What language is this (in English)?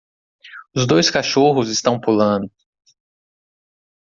Portuguese